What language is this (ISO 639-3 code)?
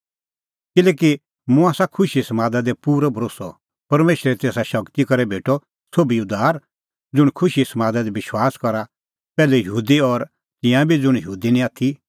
kfx